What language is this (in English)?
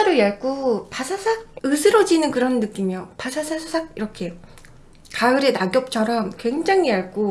Korean